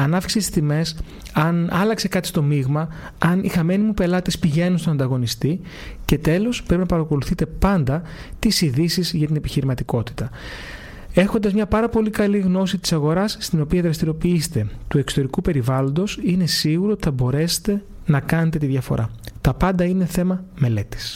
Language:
Greek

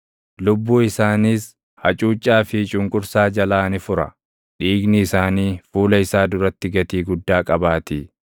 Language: Oromo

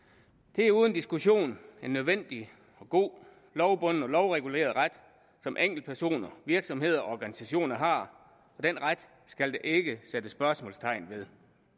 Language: Danish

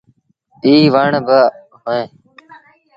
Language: Sindhi Bhil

